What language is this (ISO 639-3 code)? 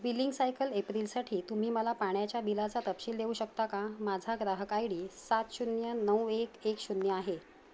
mar